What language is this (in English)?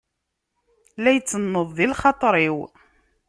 Kabyle